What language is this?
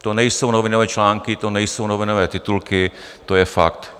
Czech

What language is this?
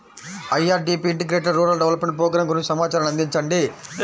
Telugu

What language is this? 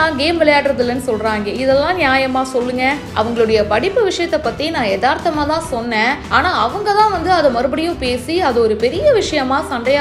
Romanian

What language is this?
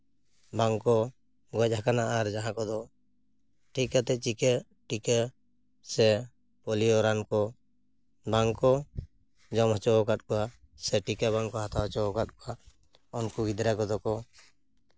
Santali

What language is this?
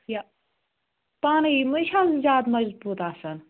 Kashmiri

